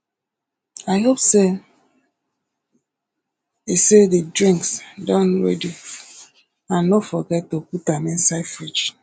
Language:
Nigerian Pidgin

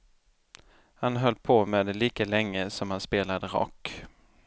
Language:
Swedish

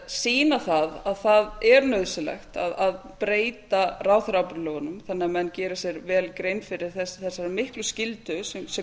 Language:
Icelandic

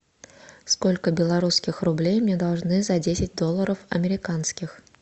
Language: Russian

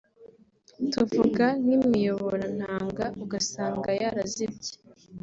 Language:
Kinyarwanda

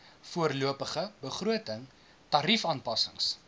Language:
Afrikaans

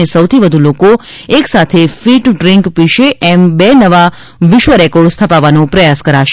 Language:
Gujarati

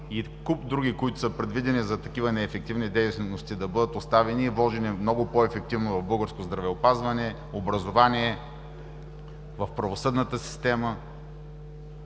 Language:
Bulgarian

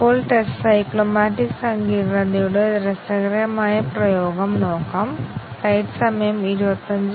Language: Malayalam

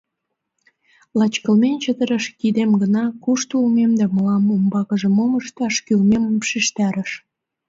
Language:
Mari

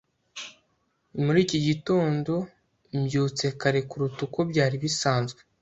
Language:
Kinyarwanda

